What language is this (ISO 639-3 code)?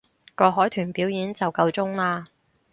yue